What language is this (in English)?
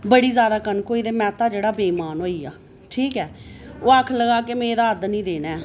Dogri